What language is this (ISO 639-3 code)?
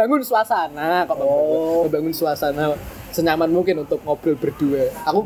ind